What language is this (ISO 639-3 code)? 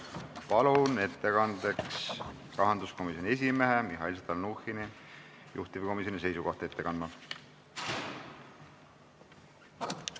est